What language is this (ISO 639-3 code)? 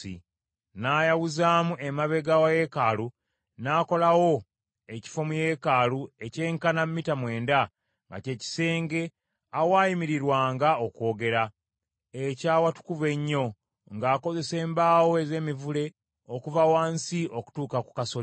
lug